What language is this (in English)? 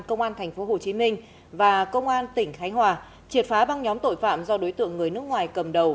Vietnamese